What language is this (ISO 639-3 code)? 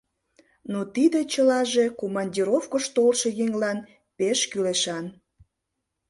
chm